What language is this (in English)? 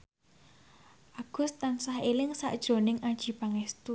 Javanese